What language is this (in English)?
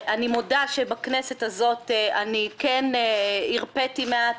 Hebrew